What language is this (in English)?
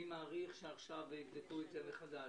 Hebrew